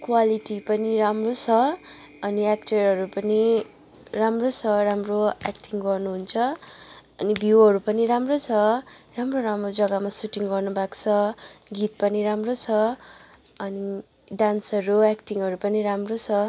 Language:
Nepali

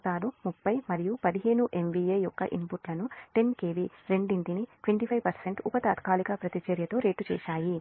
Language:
Telugu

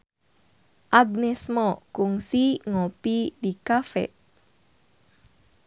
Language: Sundanese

